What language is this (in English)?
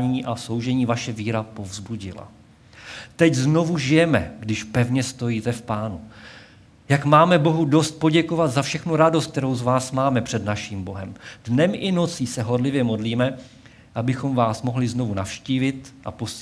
Czech